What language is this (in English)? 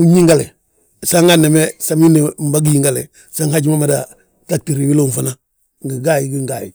Balanta-Ganja